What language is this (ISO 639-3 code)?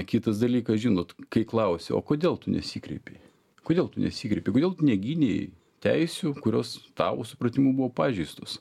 lit